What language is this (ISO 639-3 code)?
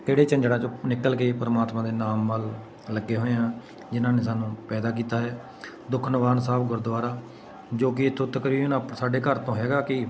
pan